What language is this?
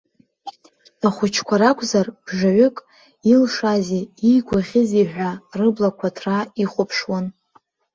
Abkhazian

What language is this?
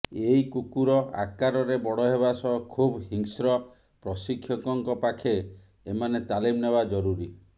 Odia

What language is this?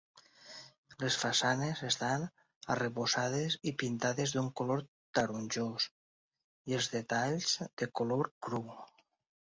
Catalan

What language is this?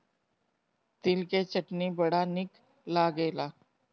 Bhojpuri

